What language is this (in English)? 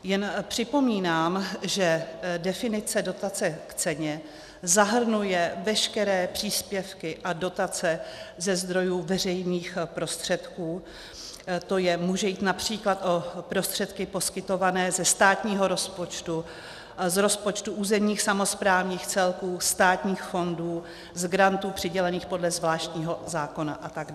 Czech